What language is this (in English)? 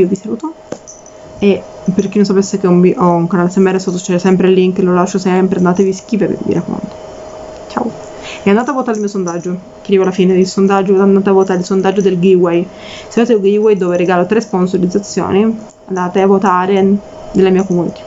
Italian